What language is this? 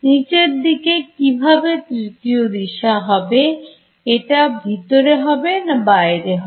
Bangla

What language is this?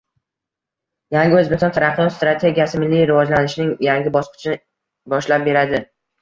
Uzbek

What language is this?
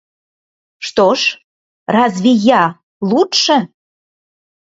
Russian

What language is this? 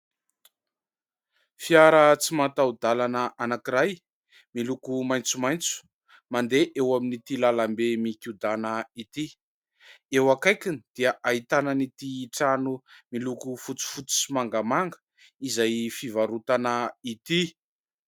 Malagasy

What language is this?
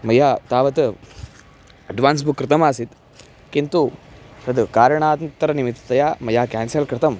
Sanskrit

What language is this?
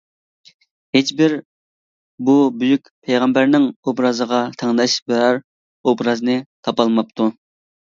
Uyghur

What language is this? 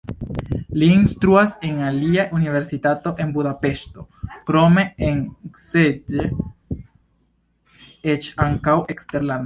Esperanto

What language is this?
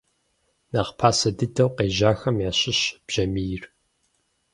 Kabardian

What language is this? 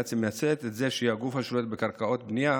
Hebrew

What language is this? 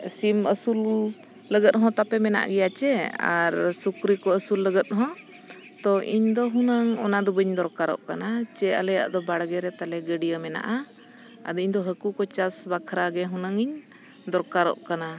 Santali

